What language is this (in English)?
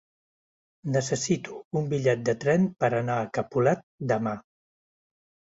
Catalan